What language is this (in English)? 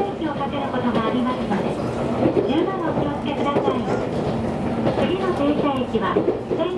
Japanese